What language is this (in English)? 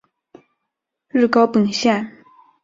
Chinese